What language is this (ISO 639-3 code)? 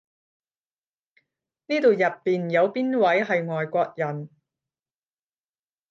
yue